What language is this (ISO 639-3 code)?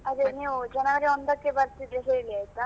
kan